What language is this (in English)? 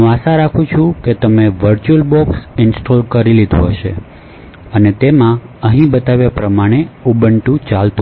Gujarati